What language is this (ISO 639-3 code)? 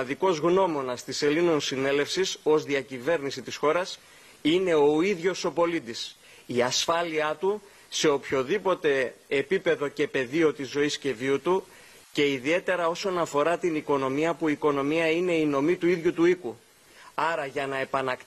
ell